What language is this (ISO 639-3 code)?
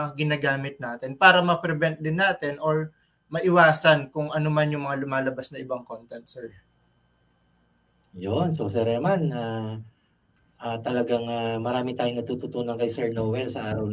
fil